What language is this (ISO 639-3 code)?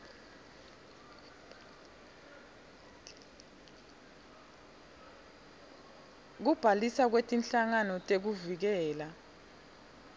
ssw